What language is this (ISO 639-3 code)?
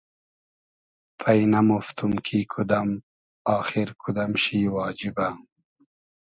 haz